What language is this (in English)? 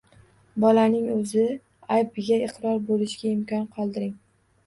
Uzbek